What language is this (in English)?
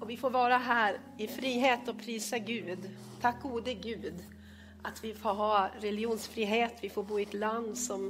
Swedish